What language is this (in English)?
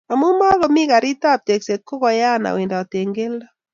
Kalenjin